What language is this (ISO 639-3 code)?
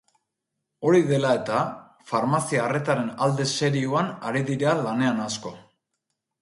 eus